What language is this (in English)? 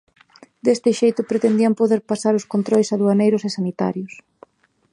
Galician